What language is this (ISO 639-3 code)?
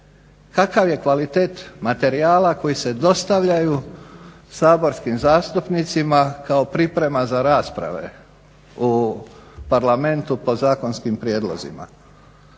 hrv